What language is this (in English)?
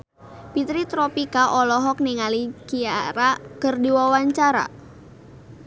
Sundanese